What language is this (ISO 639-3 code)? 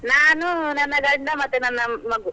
kan